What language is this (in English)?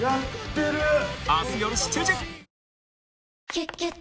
Japanese